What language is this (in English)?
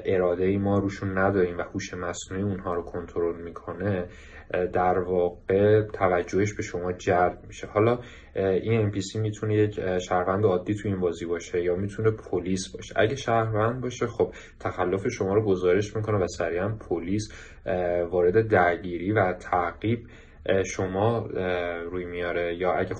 Persian